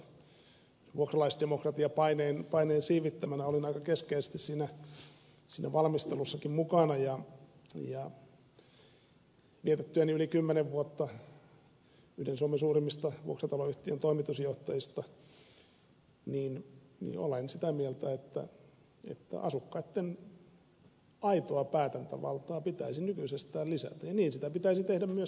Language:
Finnish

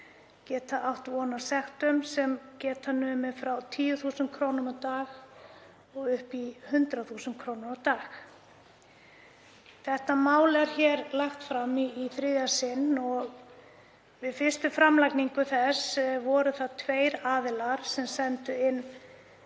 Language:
Icelandic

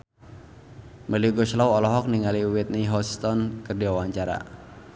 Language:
Sundanese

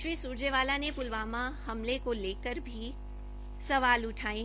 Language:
Hindi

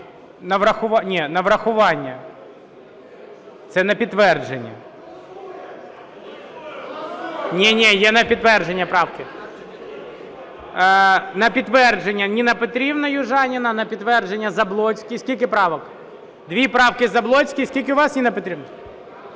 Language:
Ukrainian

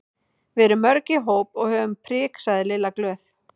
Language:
Icelandic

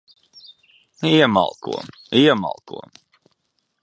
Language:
Latvian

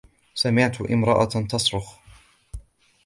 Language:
Arabic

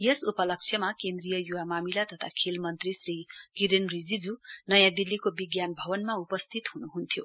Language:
Nepali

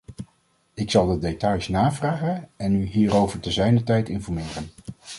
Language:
Dutch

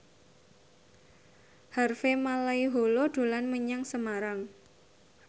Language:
Javanese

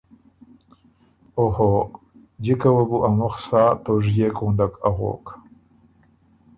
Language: Ormuri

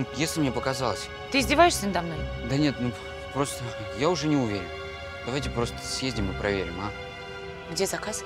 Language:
Russian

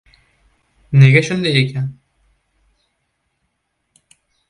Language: Uzbek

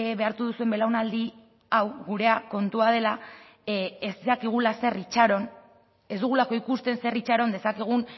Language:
Basque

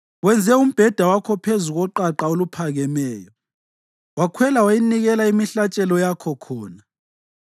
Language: North Ndebele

